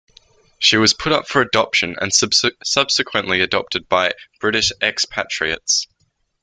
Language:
English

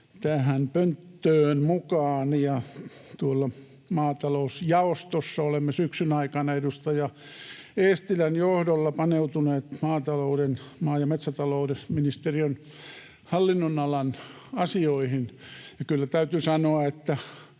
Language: Finnish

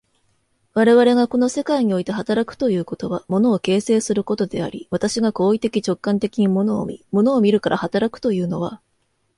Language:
Japanese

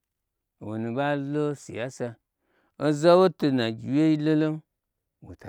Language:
Gbagyi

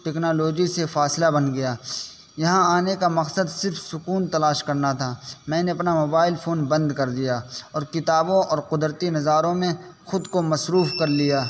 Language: Urdu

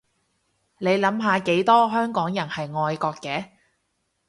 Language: Cantonese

